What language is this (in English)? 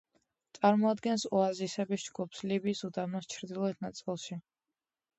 Georgian